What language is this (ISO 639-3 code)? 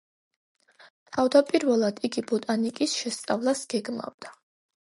kat